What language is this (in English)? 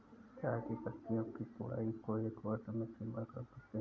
Hindi